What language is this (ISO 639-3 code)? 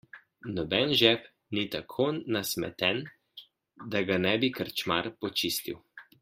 slv